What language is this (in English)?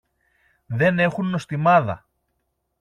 Greek